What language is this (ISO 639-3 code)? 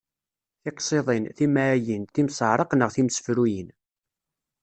kab